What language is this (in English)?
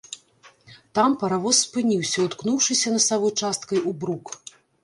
Belarusian